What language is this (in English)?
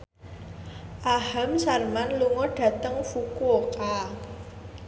Javanese